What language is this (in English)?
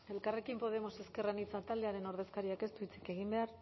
Basque